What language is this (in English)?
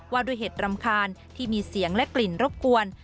Thai